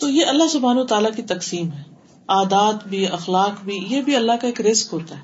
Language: Urdu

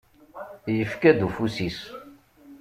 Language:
Kabyle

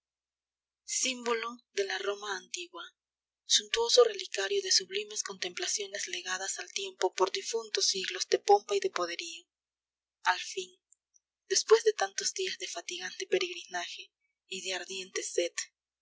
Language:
Spanish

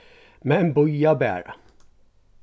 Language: Faroese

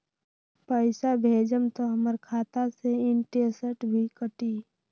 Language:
Magahi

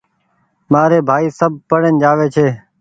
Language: Goaria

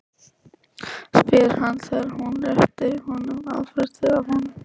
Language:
Icelandic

